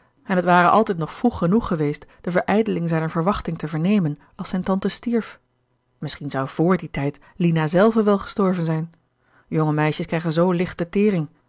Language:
Dutch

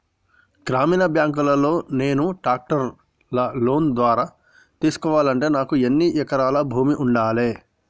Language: Telugu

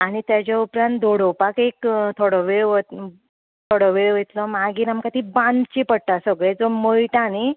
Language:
Konkani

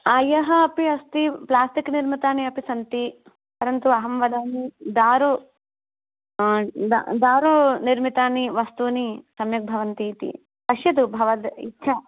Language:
Sanskrit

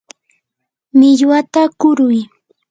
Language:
Yanahuanca Pasco Quechua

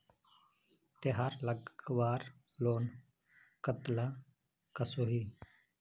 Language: Magahi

